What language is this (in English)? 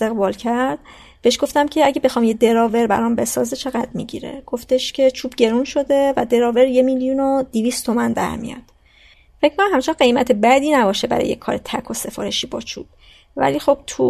Persian